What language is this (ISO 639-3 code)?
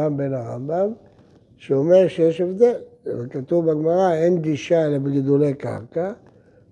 heb